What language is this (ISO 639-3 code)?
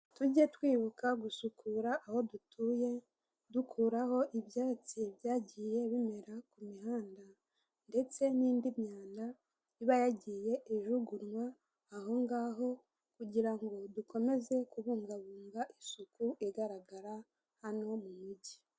kin